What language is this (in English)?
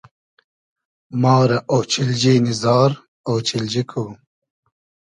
Hazaragi